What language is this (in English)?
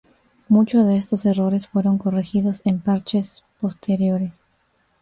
Spanish